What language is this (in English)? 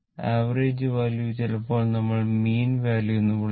Malayalam